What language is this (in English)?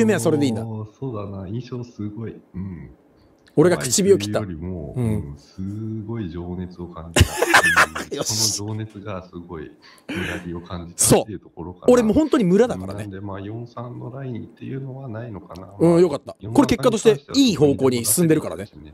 Japanese